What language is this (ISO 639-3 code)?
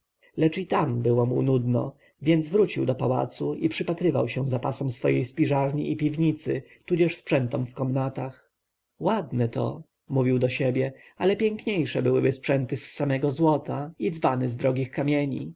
pol